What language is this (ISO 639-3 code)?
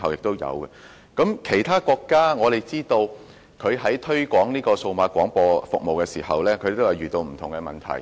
yue